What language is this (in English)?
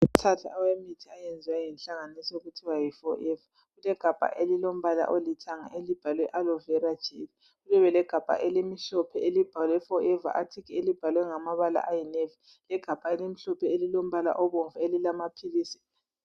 North Ndebele